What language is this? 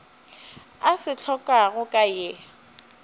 Northern Sotho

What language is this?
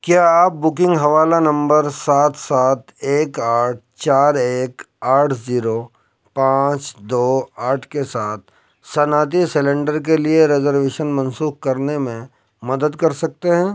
Urdu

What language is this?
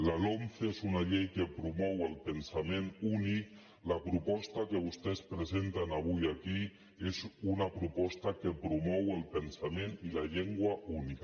Catalan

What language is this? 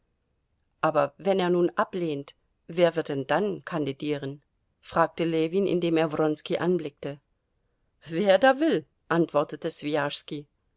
German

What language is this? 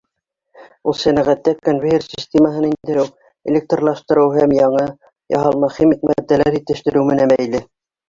Bashkir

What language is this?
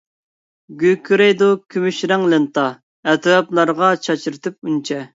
Uyghur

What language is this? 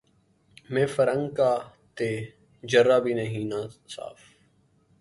Urdu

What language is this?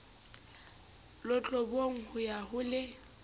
Southern Sotho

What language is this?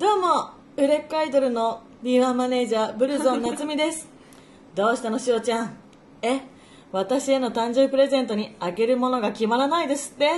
Japanese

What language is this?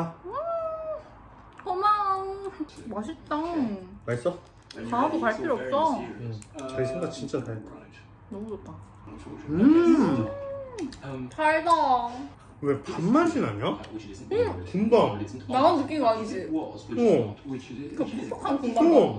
Korean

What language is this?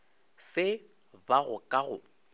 Northern Sotho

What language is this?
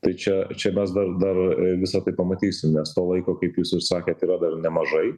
Lithuanian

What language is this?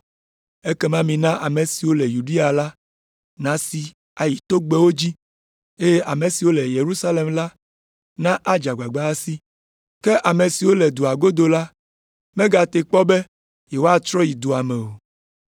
Ewe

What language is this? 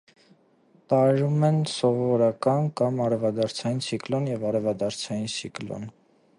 Armenian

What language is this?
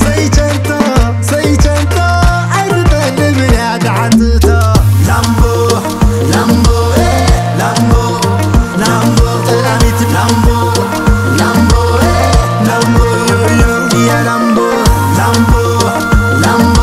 Arabic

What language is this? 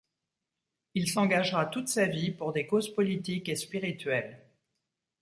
French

